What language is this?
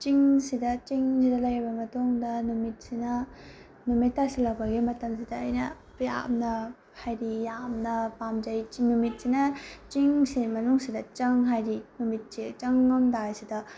Manipuri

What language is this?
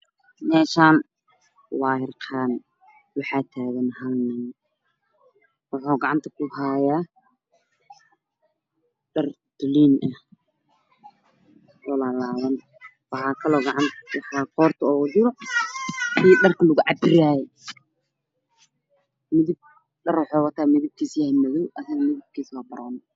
Somali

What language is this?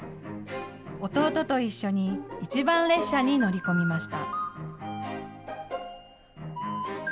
Japanese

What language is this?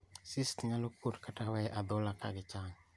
Luo (Kenya and Tanzania)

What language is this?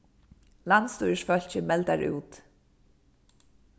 Faroese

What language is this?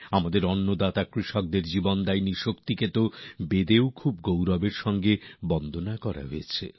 Bangla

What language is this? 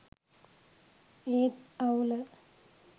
Sinhala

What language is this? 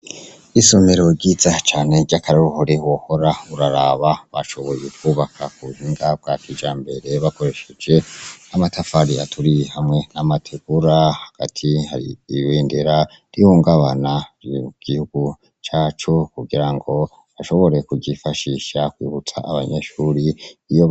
Rundi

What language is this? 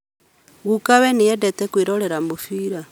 Kikuyu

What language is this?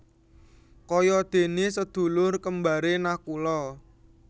Javanese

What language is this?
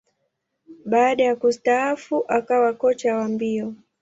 Swahili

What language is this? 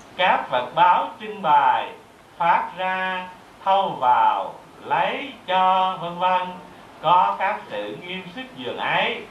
Vietnamese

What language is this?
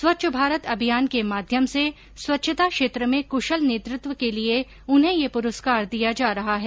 Hindi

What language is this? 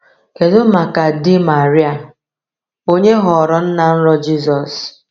Igbo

